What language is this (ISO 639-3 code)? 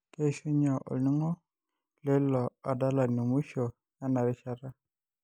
mas